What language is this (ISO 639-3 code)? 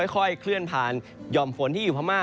tha